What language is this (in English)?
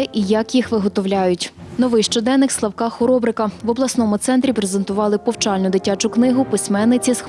Ukrainian